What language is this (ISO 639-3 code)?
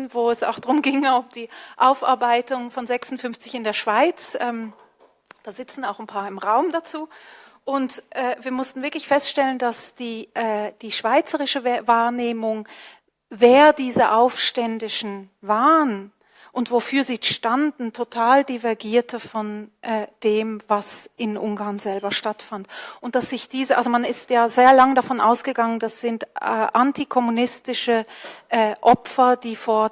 deu